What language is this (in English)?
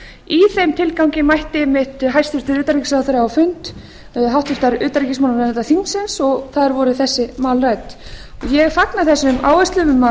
Icelandic